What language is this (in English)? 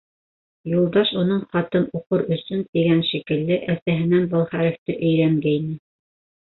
Bashkir